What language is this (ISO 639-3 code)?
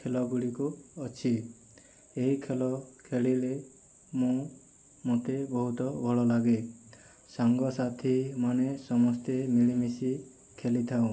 ori